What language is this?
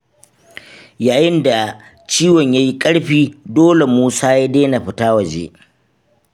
Hausa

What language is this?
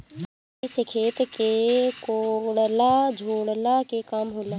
Bhojpuri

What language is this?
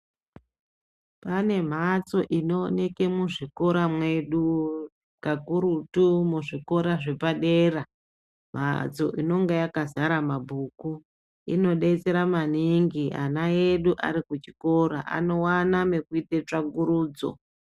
Ndau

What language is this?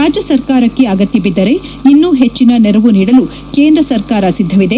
Kannada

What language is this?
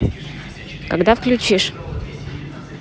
Russian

